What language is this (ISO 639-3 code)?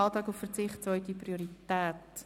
gsw